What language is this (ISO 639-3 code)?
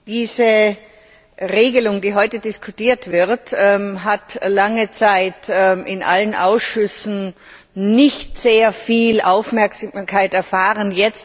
deu